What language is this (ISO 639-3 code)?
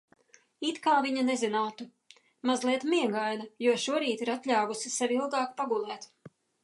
lav